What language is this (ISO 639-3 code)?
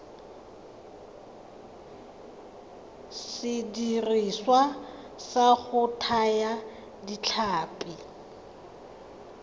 tsn